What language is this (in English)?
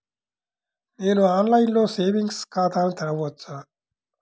Telugu